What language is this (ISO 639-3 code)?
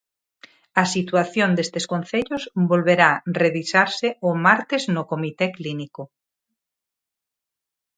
glg